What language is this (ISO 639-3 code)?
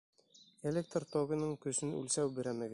bak